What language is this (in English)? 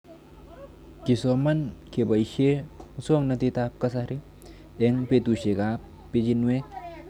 Kalenjin